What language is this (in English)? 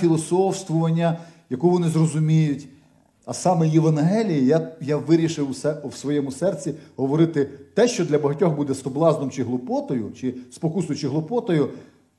Ukrainian